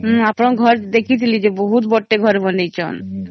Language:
Odia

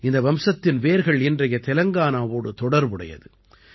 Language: Tamil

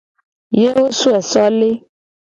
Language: Gen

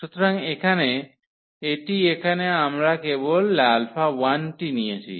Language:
Bangla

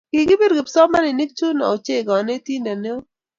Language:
Kalenjin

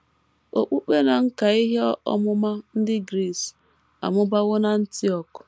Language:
Igbo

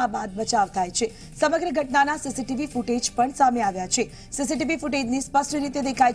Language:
Hindi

